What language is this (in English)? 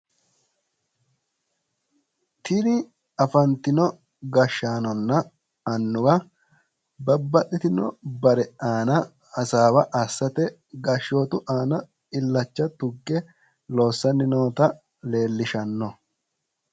Sidamo